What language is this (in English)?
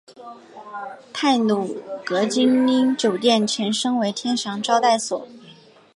Chinese